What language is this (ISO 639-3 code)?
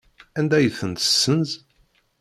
kab